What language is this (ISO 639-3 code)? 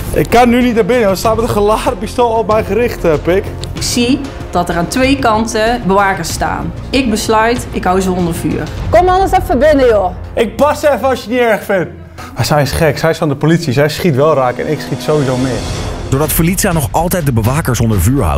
nld